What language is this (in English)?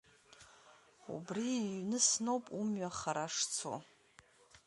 Abkhazian